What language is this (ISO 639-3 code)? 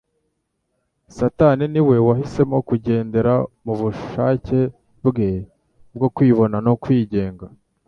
kin